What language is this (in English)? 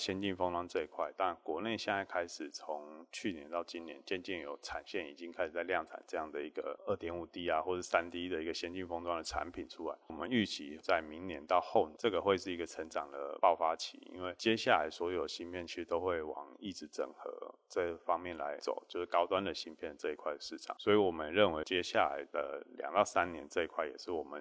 Chinese